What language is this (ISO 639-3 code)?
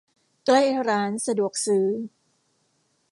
tha